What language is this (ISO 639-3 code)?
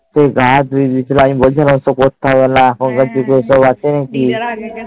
ben